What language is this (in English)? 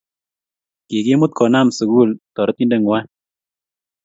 Kalenjin